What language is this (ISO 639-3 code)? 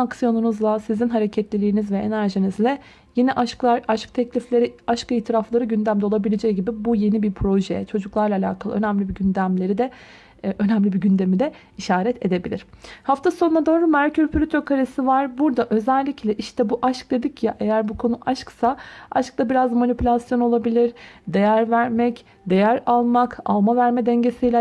tur